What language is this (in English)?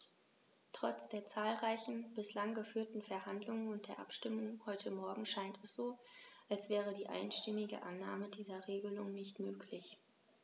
German